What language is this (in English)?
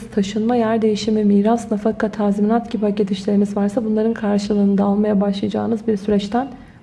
Turkish